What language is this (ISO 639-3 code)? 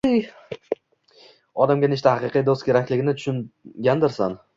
uzb